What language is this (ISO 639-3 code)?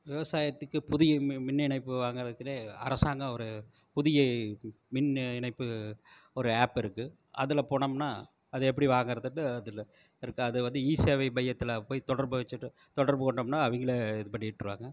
tam